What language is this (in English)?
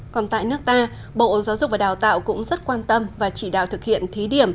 Vietnamese